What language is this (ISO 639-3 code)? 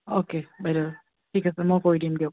asm